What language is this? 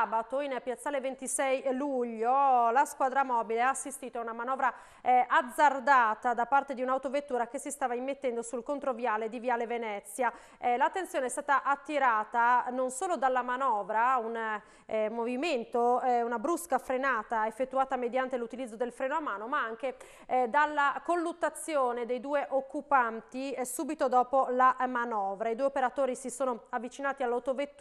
Italian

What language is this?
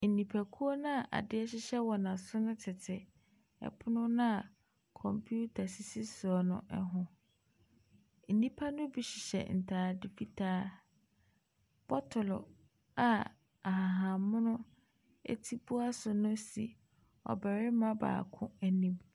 Akan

